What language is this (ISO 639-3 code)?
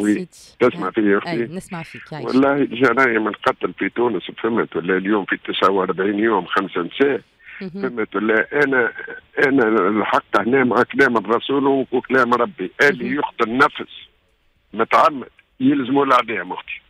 ara